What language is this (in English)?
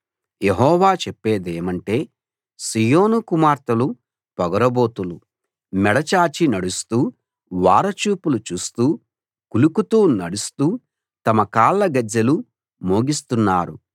Telugu